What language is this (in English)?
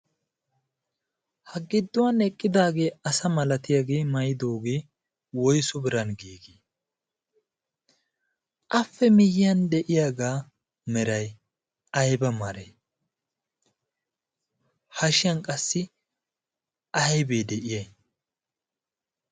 Wolaytta